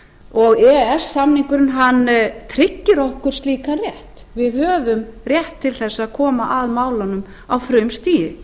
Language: Icelandic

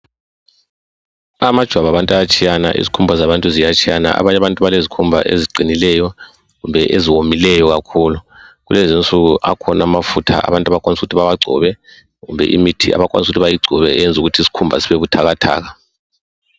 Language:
North Ndebele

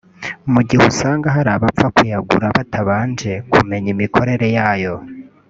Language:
Kinyarwanda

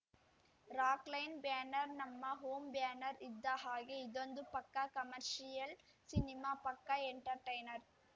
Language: Kannada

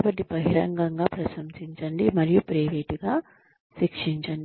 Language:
Telugu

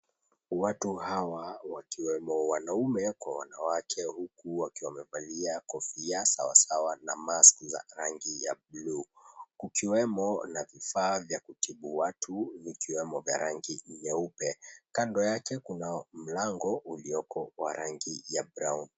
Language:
Swahili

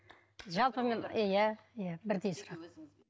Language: Kazakh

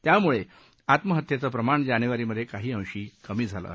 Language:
Marathi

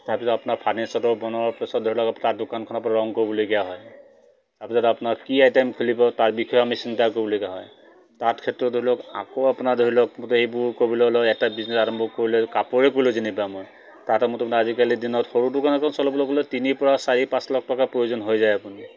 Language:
Assamese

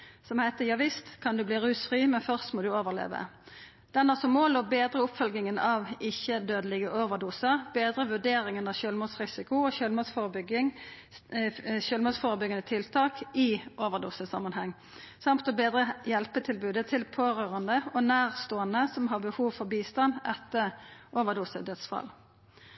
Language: Norwegian Nynorsk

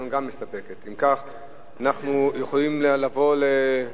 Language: Hebrew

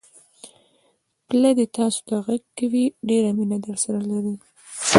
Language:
Pashto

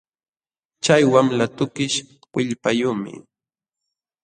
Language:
Jauja Wanca Quechua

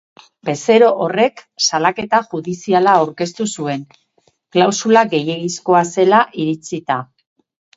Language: Basque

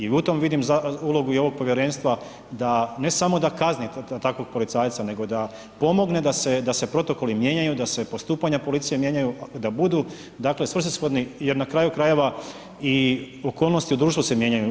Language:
Croatian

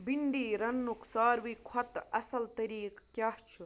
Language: Kashmiri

